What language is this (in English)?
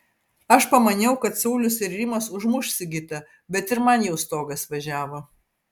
Lithuanian